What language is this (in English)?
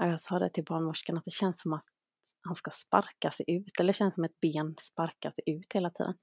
Swedish